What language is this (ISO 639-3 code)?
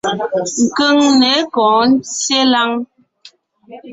nnh